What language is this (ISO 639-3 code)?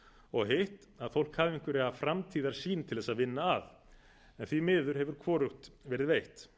isl